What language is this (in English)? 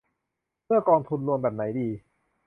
Thai